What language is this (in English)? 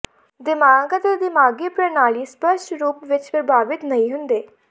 Punjabi